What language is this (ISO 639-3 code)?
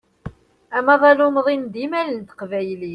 kab